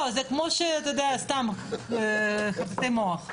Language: Hebrew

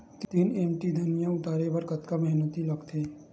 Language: Chhattisgarhi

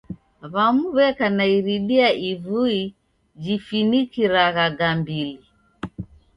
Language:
Taita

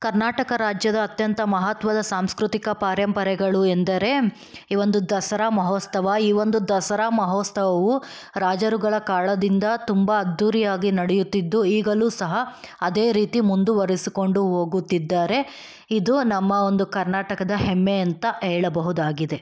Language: Kannada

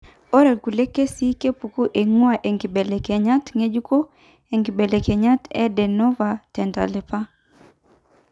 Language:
Masai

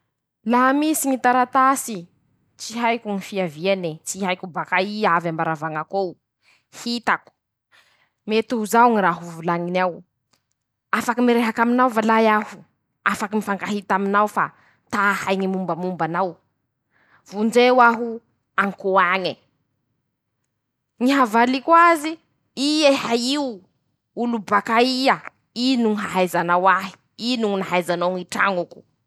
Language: Masikoro Malagasy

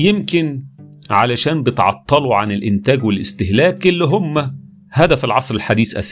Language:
Arabic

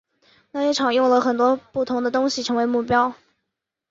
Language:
Chinese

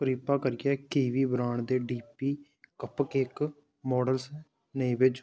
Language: Dogri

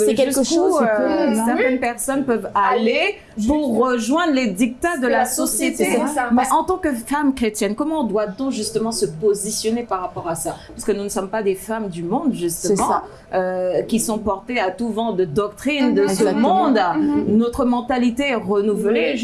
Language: French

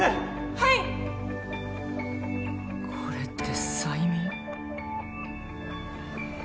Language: Japanese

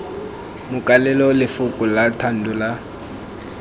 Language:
Tswana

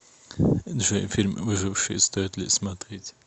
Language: Russian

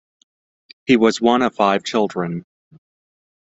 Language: English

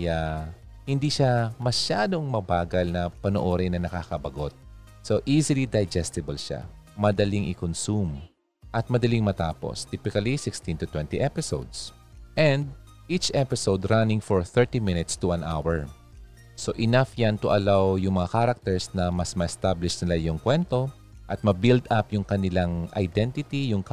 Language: Filipino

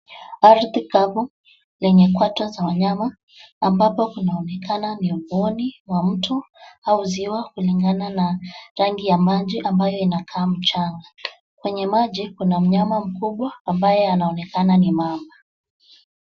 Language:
Swahili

